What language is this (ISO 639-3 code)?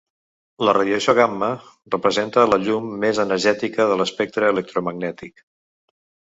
cat